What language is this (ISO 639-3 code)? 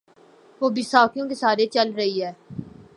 urd